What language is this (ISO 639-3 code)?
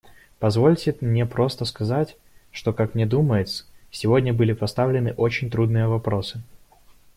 rus